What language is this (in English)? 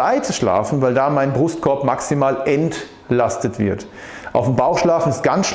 German